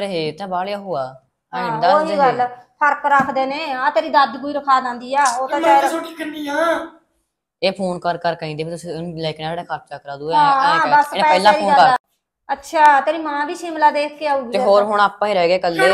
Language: Hindi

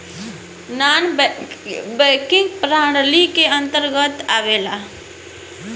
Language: Bhojpuri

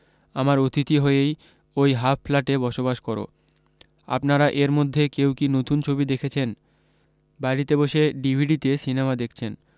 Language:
Bangla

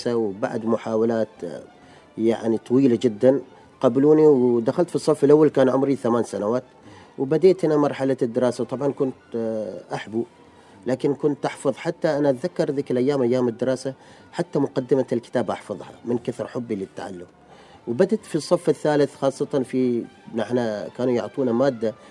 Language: Arabic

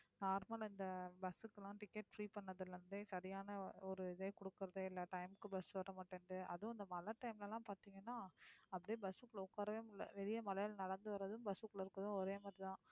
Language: Tamil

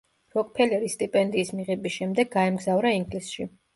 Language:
Georgian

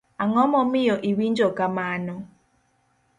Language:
Luo (Kenya and Tanzania)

